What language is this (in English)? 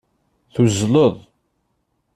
Kabyle